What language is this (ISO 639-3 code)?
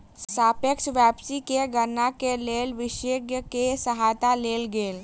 mai